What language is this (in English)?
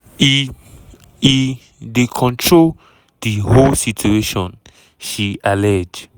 Nigerian Pidgin